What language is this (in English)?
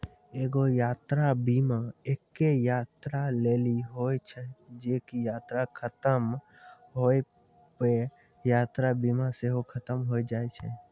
Maithili